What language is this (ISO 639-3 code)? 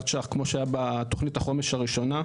heb